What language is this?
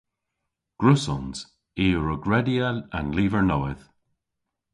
Cornish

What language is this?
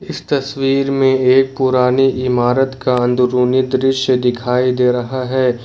Hindi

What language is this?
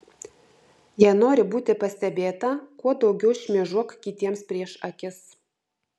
Lithuanian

